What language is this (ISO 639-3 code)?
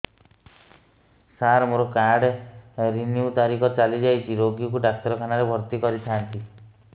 ori